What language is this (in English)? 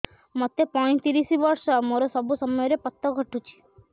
Odia